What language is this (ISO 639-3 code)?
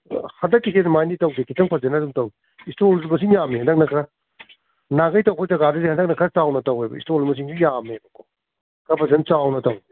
mni